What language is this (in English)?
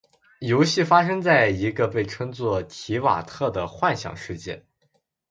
Chinese